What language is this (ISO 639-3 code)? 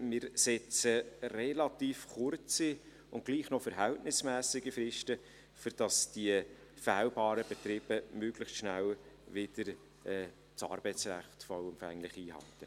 gsw